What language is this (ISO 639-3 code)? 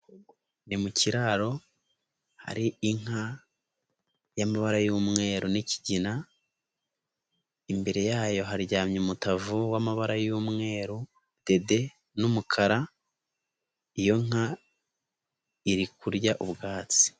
kin